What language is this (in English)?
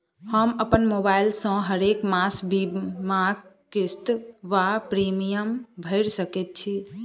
Maithili